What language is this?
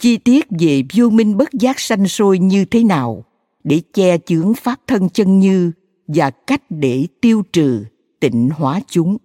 Vietnamese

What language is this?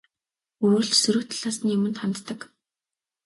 Mongolian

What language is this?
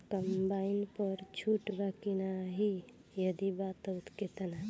Bhojpuri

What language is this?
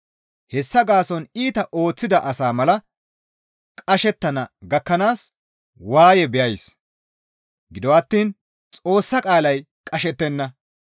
Gamo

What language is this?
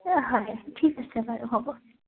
Assamese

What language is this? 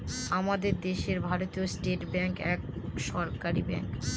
Bangla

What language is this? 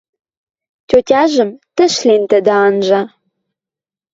Western Mari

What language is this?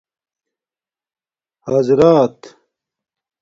Domaaki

